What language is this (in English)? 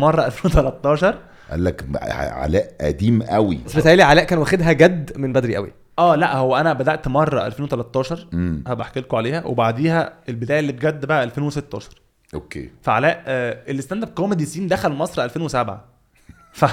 Arabic